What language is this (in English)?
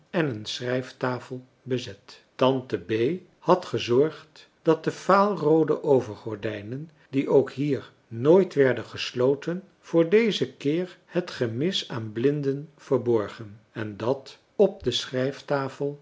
Dutch